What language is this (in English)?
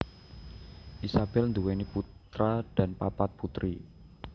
Javanese